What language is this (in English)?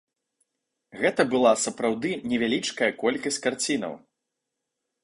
Belarusian